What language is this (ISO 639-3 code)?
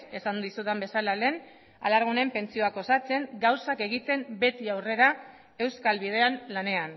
eus